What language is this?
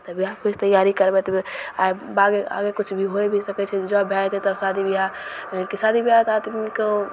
Maithili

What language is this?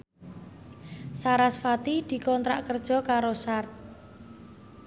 Javanese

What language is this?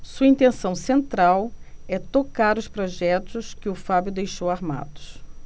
Portuguese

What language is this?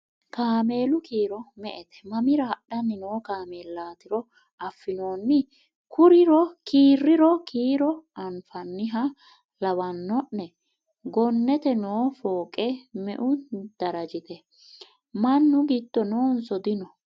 Sidamo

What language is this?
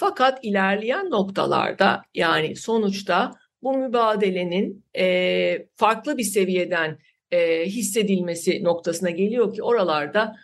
Turkish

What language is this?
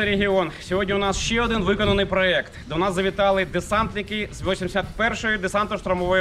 Ukrainian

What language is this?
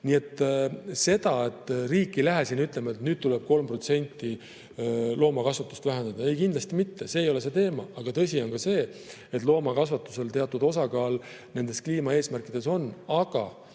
Estonian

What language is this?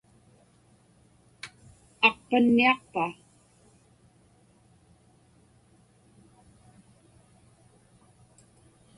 Inupiaq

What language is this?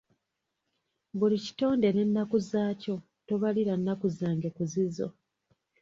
Ganda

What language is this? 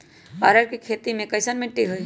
Magahi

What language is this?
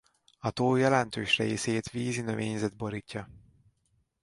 Hungarian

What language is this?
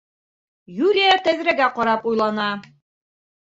Bashkir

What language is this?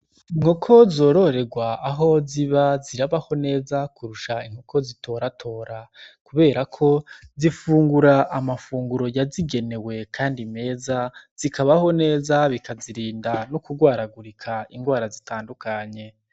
Rundi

